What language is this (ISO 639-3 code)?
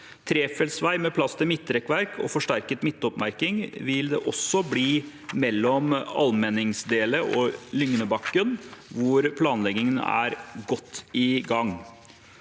nor